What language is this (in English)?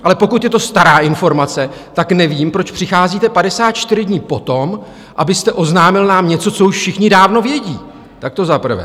Czech